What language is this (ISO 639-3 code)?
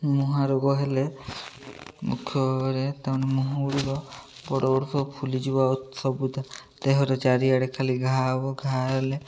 ori